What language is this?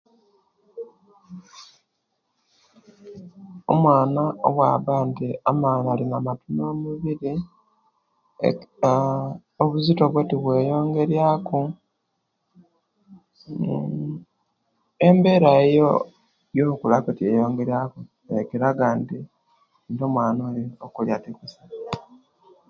Kenyi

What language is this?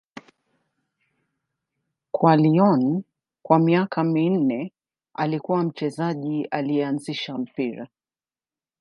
Swahili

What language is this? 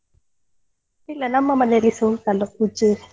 Kannada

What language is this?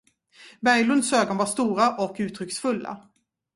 Swedish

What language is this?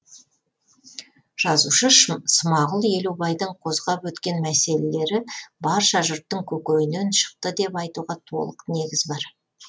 Kazakh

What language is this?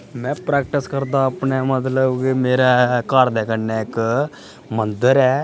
Dogri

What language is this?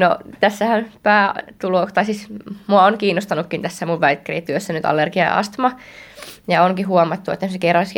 Finnish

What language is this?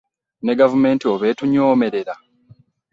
Ganda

